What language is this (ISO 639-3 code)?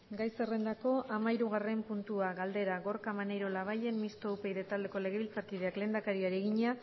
eus